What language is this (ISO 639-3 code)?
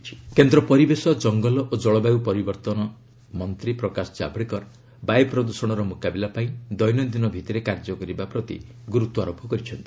ori